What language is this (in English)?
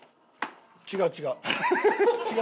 Japanese